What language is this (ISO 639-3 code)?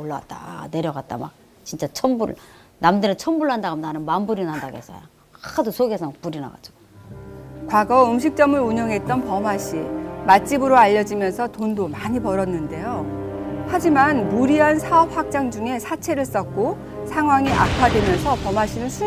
kor